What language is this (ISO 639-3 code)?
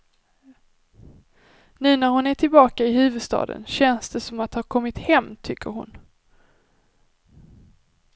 swe